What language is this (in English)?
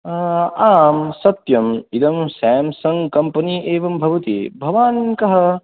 Sanskrit